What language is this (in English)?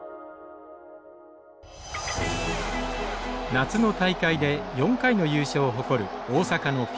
Japanese